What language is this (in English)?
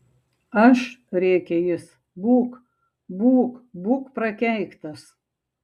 Lithuanian